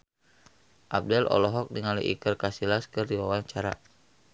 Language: Sundanese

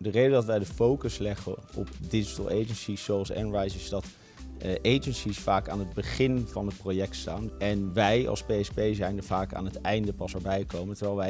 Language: Dutch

